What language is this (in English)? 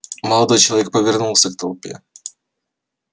Russian